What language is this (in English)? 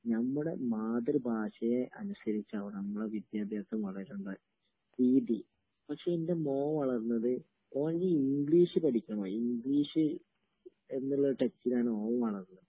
Malayalam